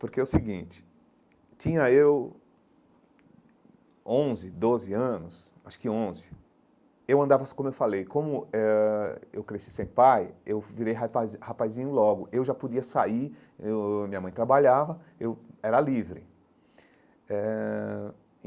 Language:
Portuguese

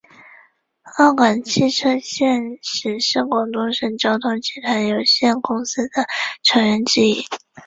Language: Chinese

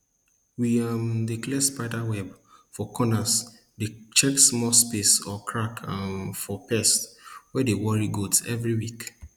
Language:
Nigerian Pidgin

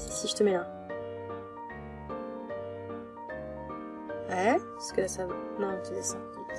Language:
French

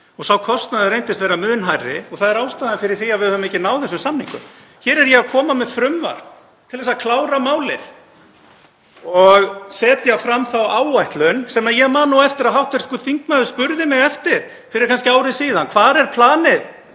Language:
Icelandic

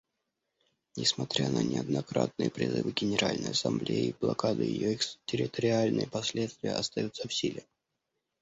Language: Russian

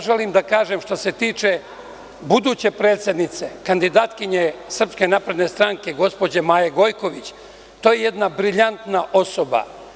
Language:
Serbian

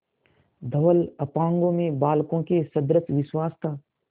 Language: Hindi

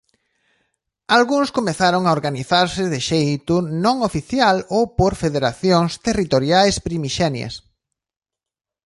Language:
Galician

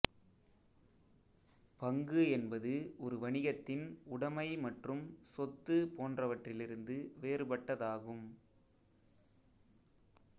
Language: Tamil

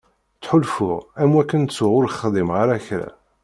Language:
Kabyle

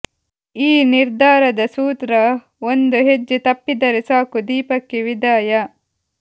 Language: Kannada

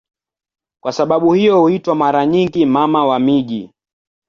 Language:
Swahili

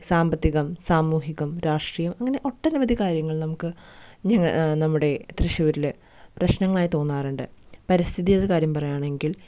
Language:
Malayalam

